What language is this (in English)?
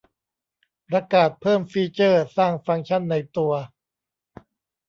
Thai